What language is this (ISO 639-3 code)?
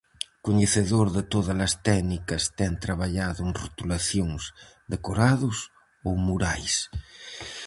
glg